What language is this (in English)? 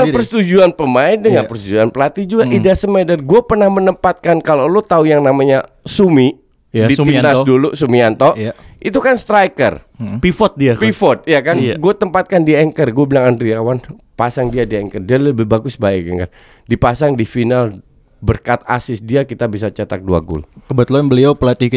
Indonesian